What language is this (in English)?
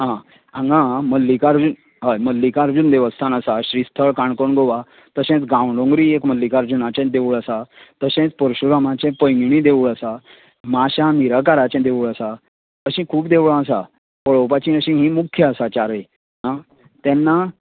Konkani